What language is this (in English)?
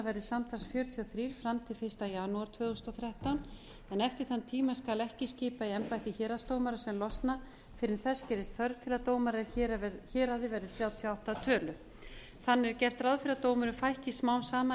Icelandic